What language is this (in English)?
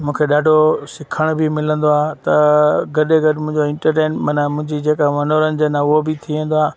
Sindhi